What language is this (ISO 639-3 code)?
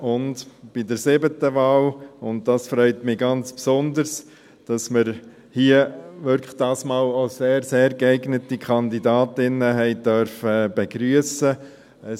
gsw